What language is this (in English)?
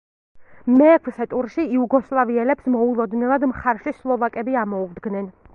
Georgian